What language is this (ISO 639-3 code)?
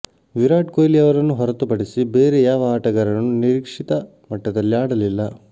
kan